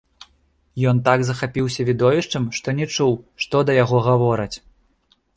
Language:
Belarusian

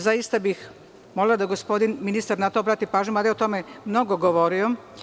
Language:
Serbian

